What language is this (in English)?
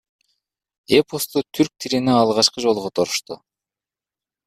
Kyrgyz